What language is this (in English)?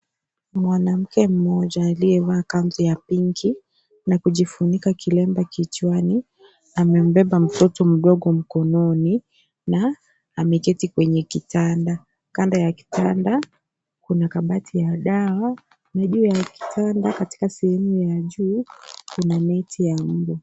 Swahili